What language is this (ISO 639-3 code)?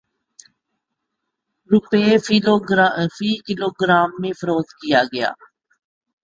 urd